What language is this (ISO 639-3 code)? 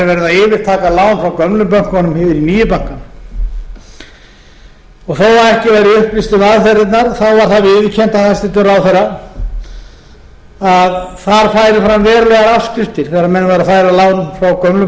isl